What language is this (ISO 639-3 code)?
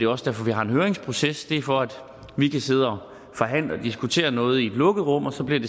dan